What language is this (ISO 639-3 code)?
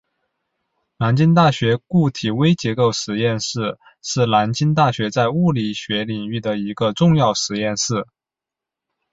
zho